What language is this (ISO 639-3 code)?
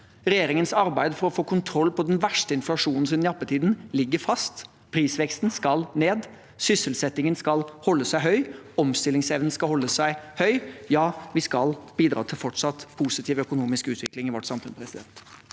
nor